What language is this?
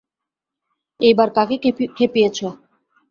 Bangla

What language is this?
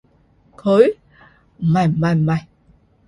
Cantonese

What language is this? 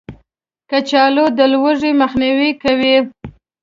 Pashto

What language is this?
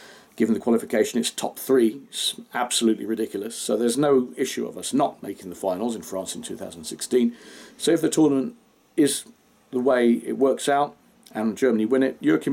English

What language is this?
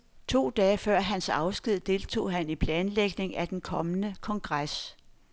Danish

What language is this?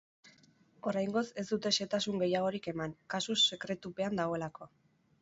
Basque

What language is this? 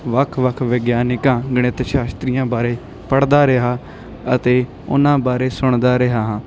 Punjabi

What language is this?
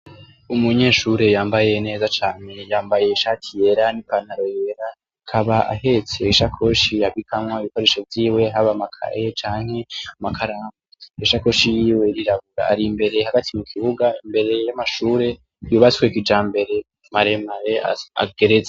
Rundi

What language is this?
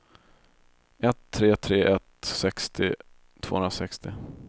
Swedish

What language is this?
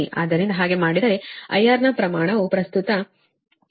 Kannada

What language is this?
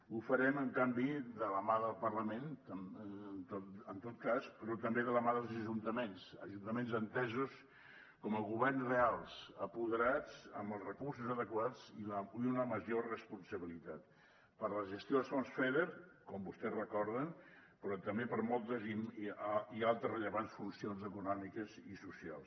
Catalan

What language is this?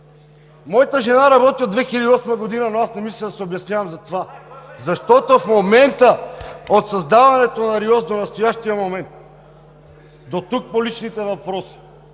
Bulgarian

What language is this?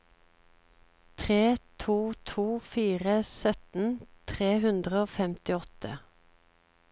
Norwegian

